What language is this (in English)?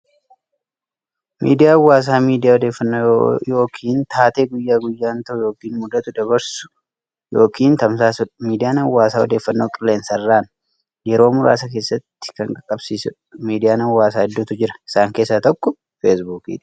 Oromo